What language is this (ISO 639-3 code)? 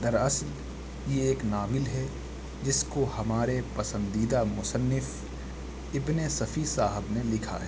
urd